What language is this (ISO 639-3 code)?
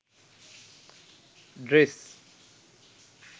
sin